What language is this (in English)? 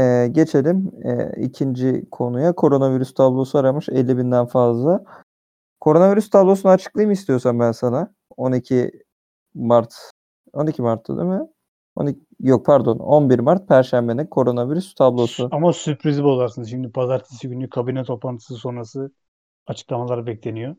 Turkish